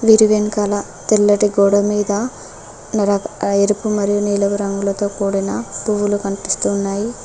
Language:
Telugu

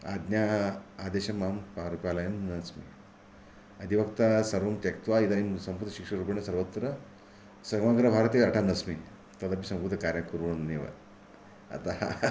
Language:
Sanskrit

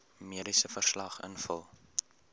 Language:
Afrikaans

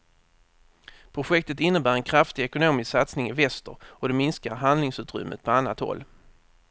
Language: Swedish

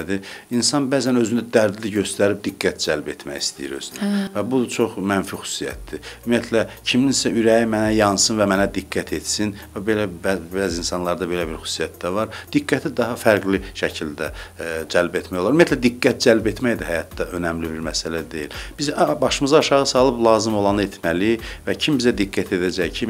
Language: Dutch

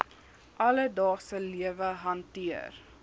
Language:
Afrikaans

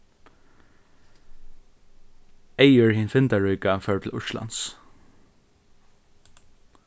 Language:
Faroese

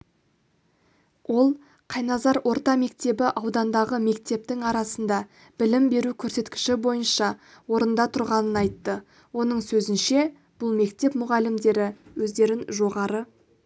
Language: Kazakh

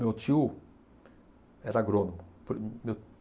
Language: Portuguese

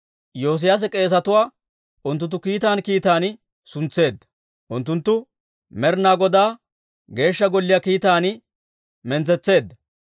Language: Dawro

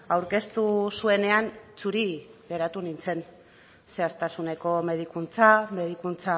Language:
Basque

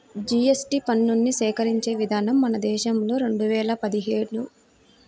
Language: Telugu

